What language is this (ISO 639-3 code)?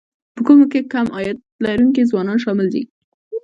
pus